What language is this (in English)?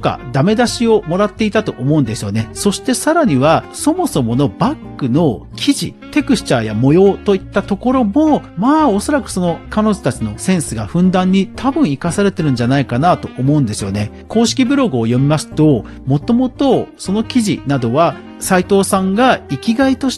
Japanese